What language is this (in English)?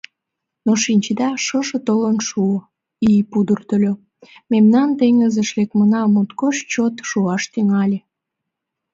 Mari